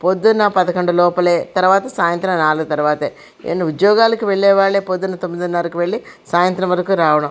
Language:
Telugu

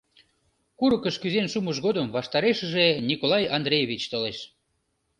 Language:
Mari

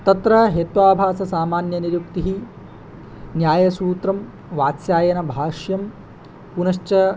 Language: Sanskrit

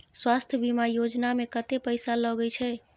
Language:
Maithili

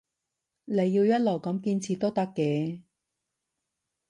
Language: Cantonese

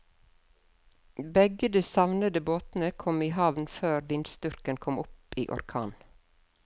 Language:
Norwegian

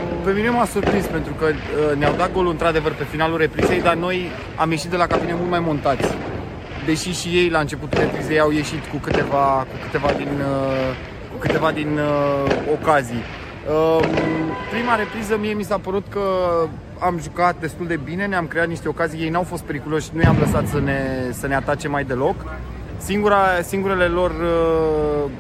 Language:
Romanian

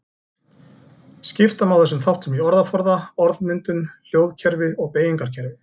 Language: Icelandic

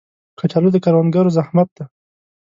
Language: Pashto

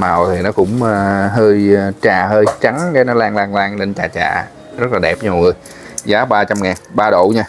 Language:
Vietnamese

